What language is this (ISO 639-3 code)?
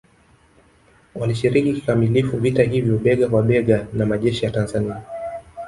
swa